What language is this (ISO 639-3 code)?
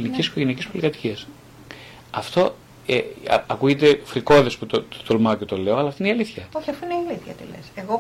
ell